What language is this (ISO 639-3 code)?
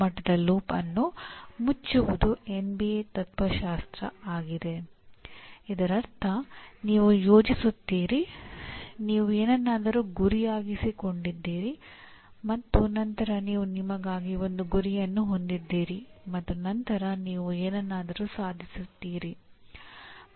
kan